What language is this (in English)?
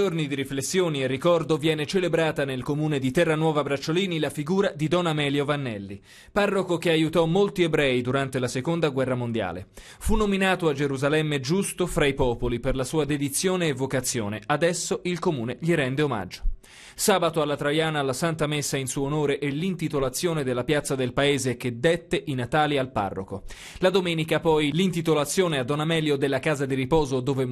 Italian